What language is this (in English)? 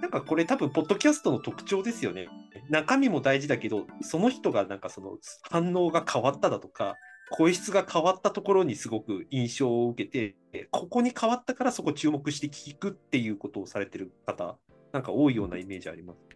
Japanese